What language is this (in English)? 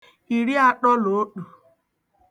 Igbo